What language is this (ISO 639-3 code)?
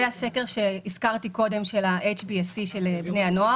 heb